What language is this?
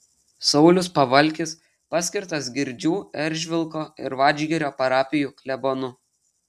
Lithuanian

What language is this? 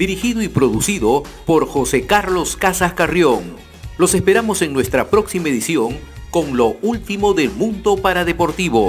Spanish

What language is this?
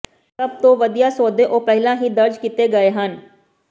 Punjabi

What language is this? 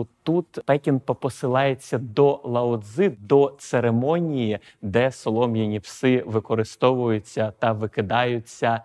Ukrainian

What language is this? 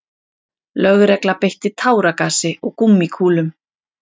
Icelandic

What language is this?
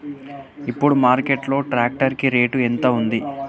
Telugu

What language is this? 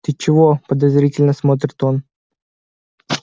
Russian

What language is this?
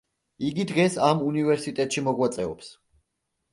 Georgian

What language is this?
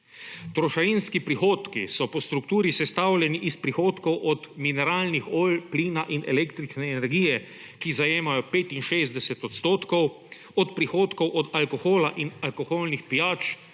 Slovenian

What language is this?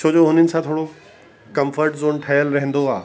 Sindhi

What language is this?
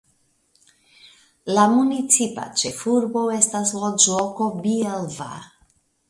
Esperanto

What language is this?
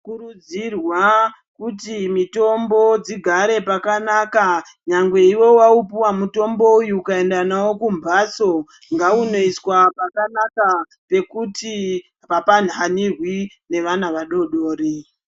Ndau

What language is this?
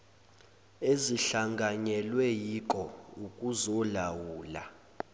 Zulu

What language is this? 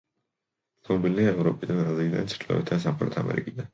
Georgian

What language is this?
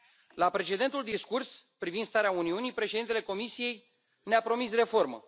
Romanian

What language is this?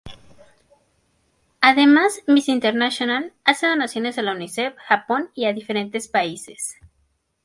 Spanish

